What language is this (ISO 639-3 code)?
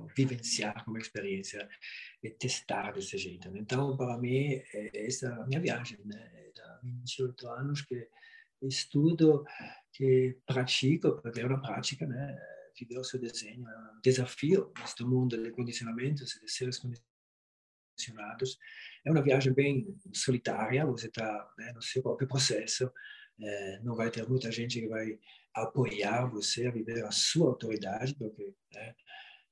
por